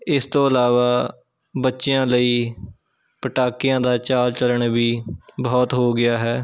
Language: Punjabi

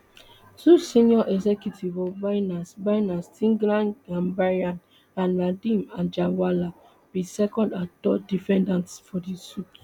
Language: Nigerian Pidgin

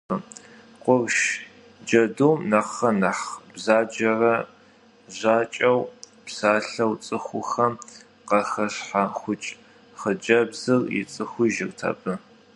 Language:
Kabardian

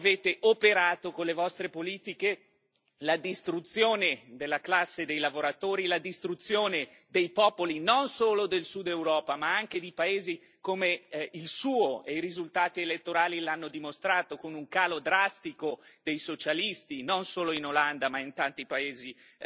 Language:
Italian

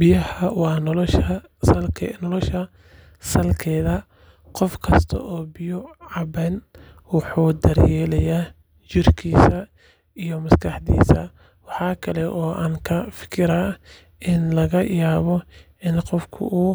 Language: Somali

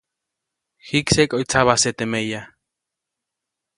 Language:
Copainalá Zoque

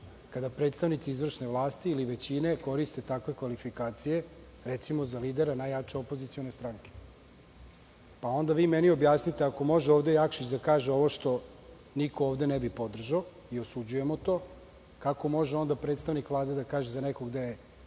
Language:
Serbian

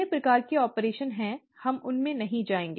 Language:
Hindi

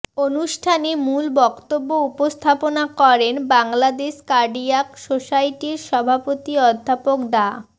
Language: Bangla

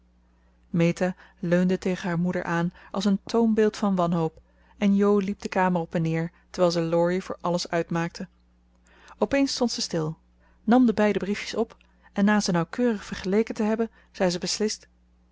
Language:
Dutch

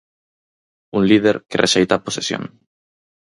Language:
Galician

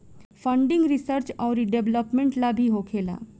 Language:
Bhojpuri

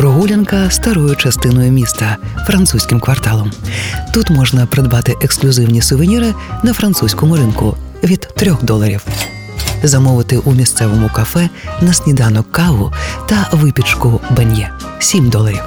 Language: Ukrainian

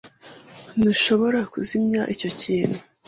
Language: Kinyarwanda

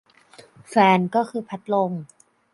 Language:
Thai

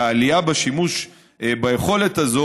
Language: Hebrew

